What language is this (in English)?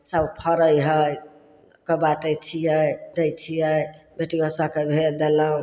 Maithili